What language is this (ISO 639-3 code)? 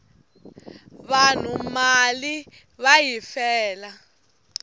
tso